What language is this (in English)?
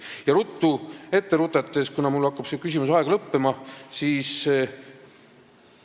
Estonian